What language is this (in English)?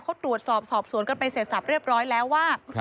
Thai